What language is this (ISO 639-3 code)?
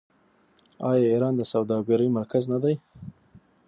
pus